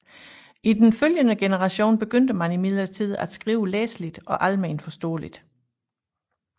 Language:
Danish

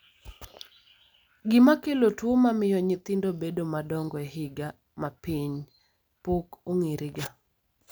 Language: Luo (Kenya and Tanzania)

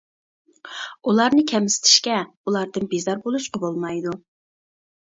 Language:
Uyghur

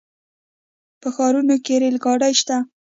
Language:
Pashto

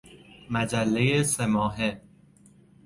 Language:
Persian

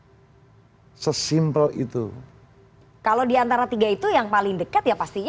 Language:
Indonesian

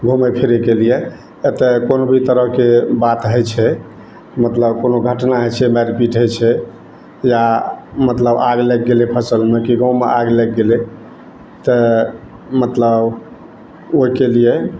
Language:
Maithili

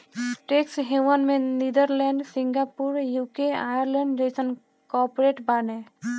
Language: Bhojpuri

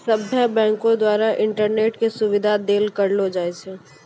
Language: Maithili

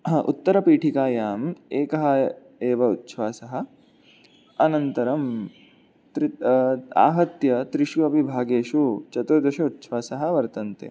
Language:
Sanskrit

